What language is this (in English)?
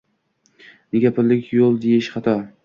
Uzbek